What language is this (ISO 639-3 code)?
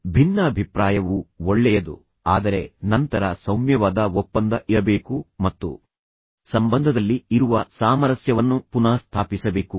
kan